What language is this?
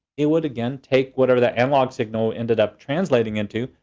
English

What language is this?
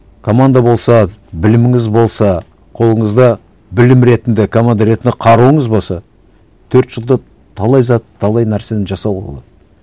Kazakh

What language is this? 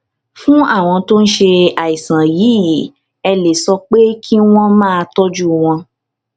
Yoruba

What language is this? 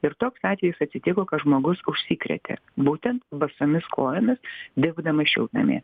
Lithuanian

